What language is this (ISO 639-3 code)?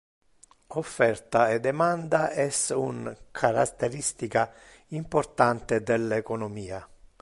ina